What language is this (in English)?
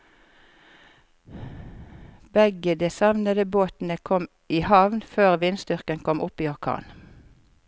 Norwegian